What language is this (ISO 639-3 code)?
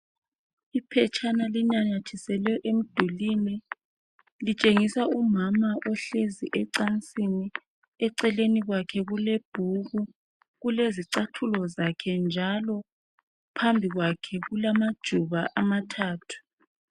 nde